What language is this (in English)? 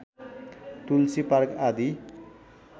Nepali